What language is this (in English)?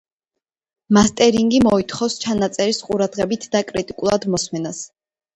Georgian